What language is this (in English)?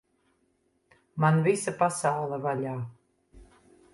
Latvian